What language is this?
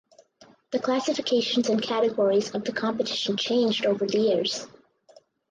English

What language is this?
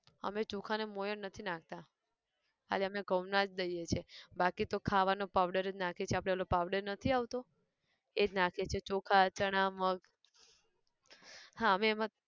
Gujarati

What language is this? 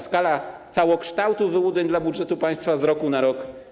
Polish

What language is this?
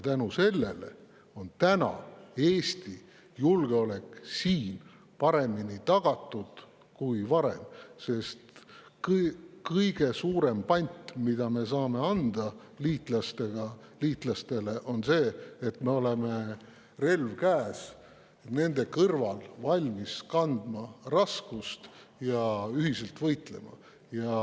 Estonian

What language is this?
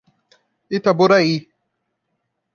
Portuguese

